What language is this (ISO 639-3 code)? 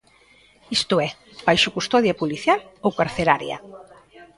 glg